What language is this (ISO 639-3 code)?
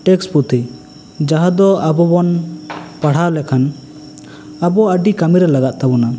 sat